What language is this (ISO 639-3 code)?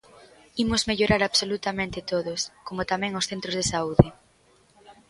glg